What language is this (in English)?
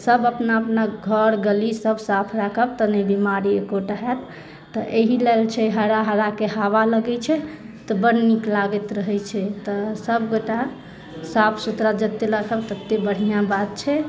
Maithili